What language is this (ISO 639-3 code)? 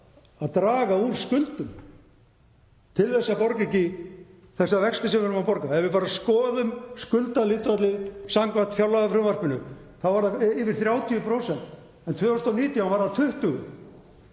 isl